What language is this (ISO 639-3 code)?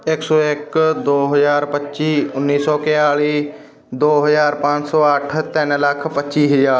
pan